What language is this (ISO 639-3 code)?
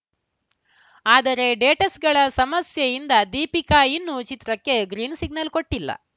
kan